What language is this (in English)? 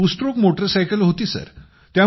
Marathi